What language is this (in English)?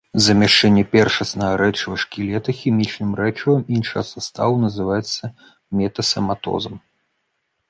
Belarusian